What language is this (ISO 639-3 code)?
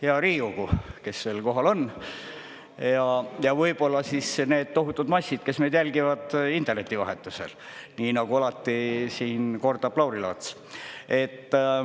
est